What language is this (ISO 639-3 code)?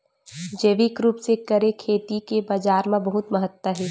hne